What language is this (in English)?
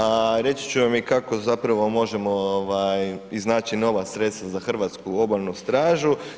Croatian